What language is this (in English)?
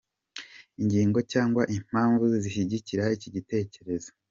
Kinyarwanda